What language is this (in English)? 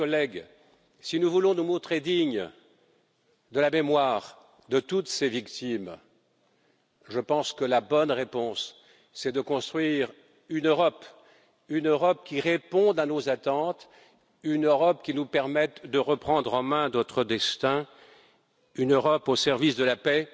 French